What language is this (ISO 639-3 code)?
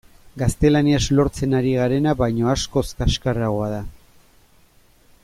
eus